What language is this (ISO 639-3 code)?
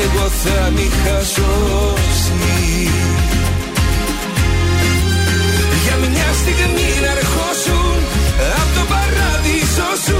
ell